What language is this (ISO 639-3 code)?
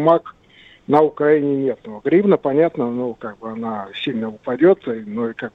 rus